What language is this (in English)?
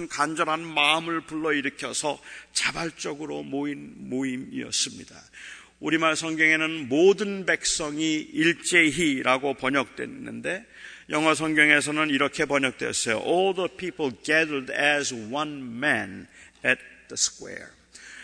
Korean